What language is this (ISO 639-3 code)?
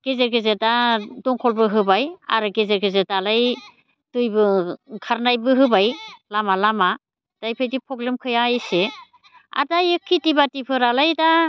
brx